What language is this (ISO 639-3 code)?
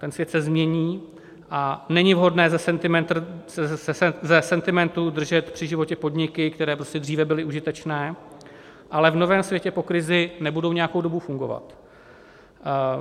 ces